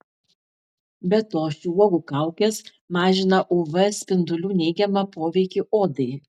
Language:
Lithuanian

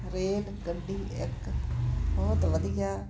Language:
Punjabi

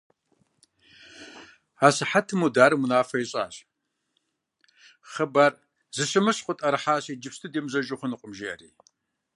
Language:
Kabardian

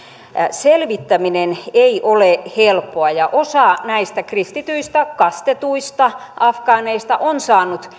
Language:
Finnish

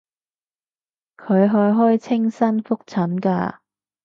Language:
Cantonese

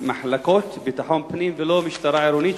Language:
Hebrew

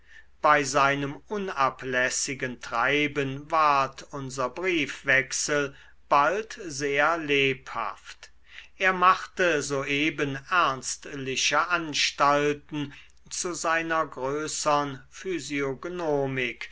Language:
German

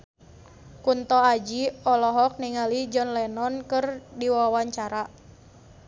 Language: Sundanese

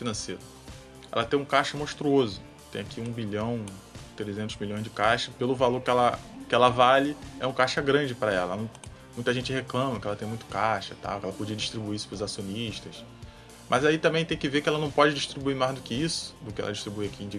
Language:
Portuguese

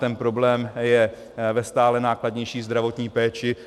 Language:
Czech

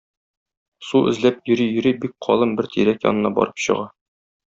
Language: Tatar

